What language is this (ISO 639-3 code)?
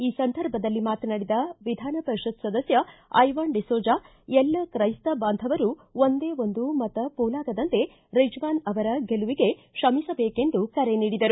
kan